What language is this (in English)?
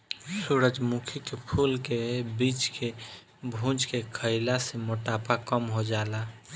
Bhojpuri